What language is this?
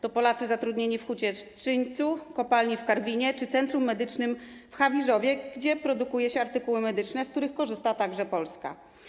Polish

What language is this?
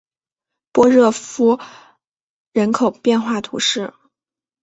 Chinese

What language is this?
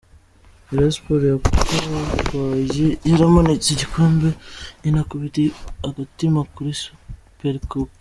Kinyarwanda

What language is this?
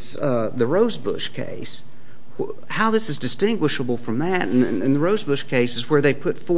English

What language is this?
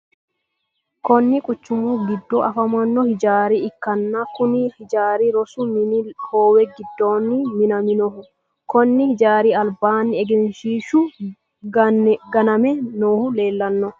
Sidamo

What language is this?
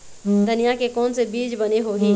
Chhattisgarhi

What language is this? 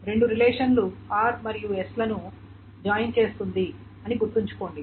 Telugu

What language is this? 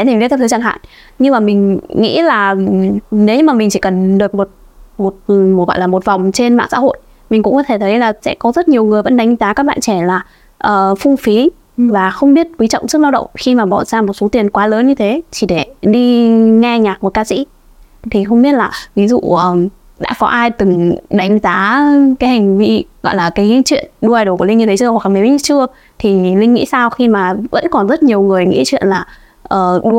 Vietnamese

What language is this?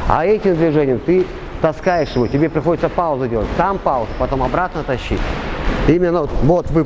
Russian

